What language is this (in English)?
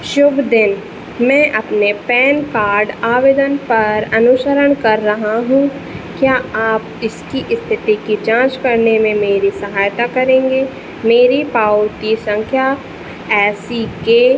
Hindi